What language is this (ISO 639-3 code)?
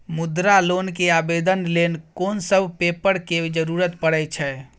mai